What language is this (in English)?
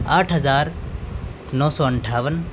Urdu